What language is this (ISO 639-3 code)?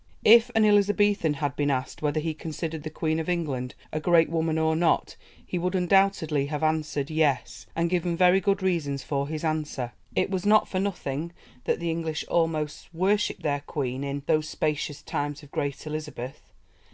eng